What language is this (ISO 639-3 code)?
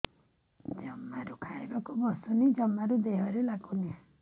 ori